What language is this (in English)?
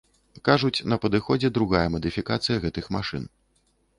Belarusian